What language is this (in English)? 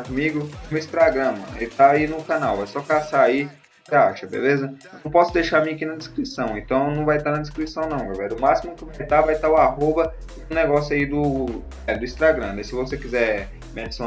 Portuguese